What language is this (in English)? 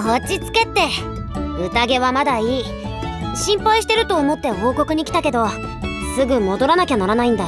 Japanese